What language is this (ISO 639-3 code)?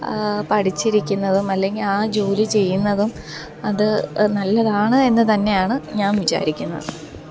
mal